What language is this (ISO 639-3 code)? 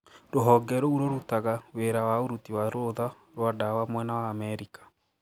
kik